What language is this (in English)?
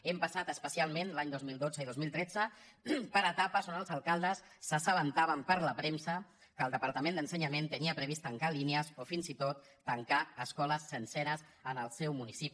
Catalan